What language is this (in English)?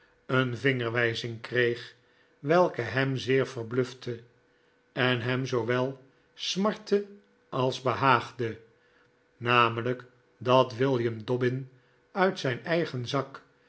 Dutch